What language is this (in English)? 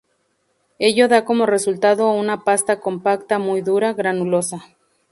Spanish